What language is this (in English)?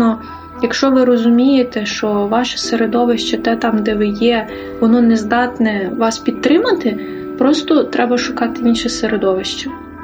Ukrainian